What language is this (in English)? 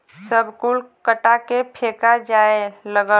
Bhojpuri